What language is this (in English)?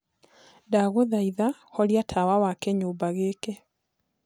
Kikuyu